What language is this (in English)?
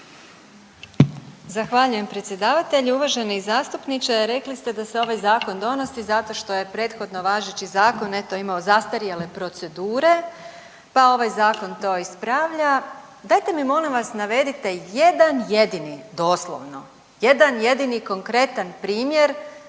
Croatian